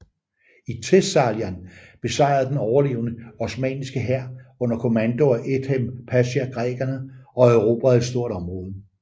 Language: Danish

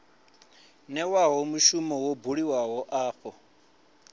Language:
Venda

